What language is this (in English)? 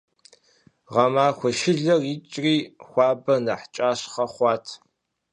Kabardian